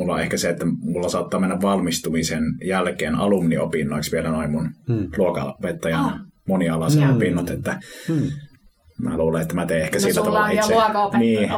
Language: Finnish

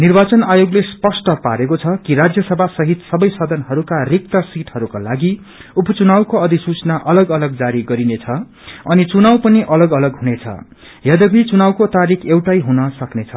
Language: Nepali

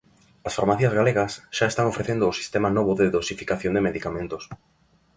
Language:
Galician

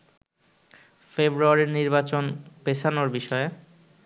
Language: Bangla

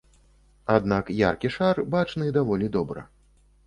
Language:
Belarusian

